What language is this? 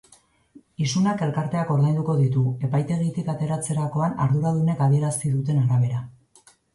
Basque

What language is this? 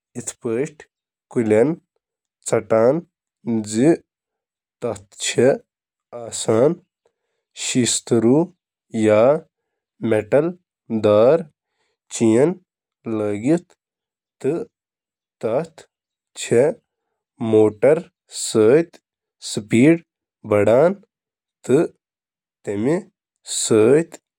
Kashmiri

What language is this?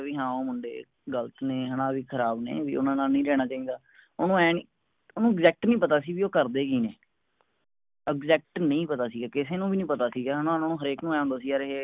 Punjabi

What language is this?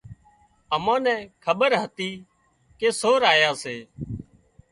Wadiyara Koli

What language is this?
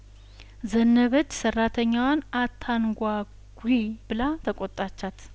Amharic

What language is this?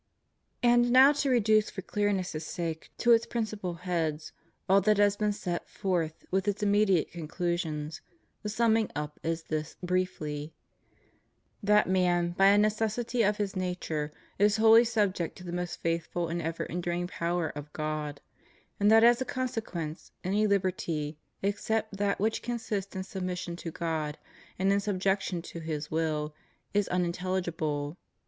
English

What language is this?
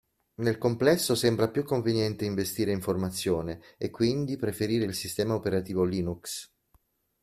Italian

